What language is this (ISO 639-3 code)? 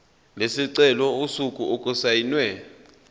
zul